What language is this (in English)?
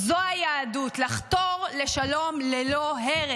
Hebrew